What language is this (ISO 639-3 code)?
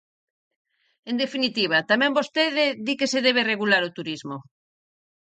glg